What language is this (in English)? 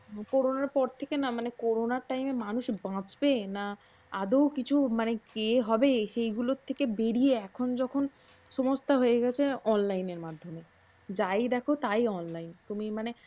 Bangla